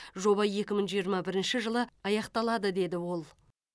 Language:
Kazakh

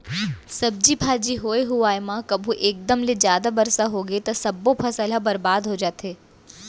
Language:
Chhattisgarhi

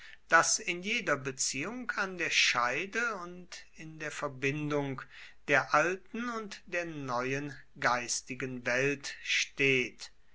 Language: German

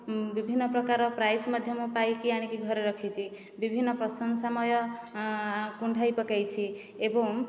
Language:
Odia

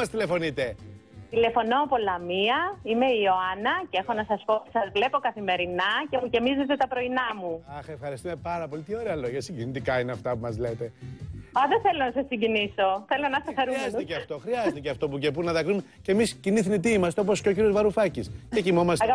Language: Greek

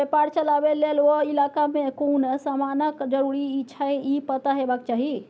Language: Maithili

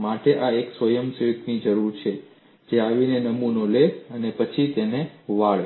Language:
Gujarati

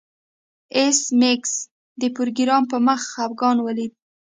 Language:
Pashto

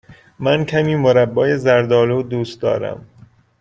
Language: Persian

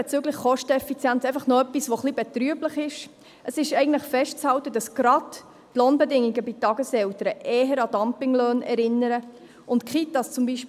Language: Swiss German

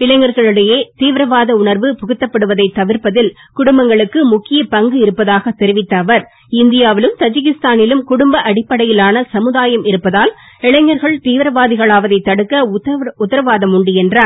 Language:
Tamil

